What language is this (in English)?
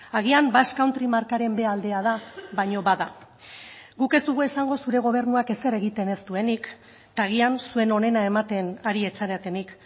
Basque